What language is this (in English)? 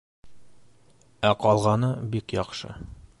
Bashkir